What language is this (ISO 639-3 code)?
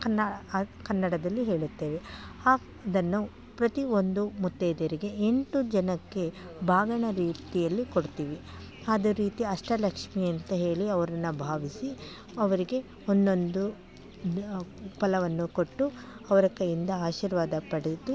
kan